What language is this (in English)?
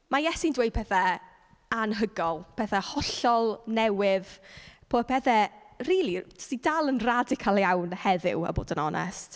Welsh